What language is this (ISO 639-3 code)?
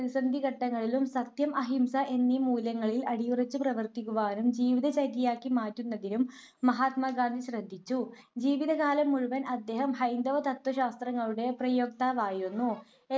mal